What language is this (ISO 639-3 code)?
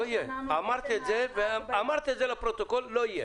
heb